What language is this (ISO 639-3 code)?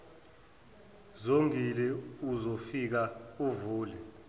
zul